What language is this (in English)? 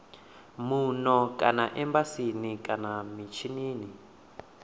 Venda